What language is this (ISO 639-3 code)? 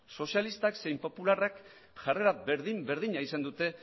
eus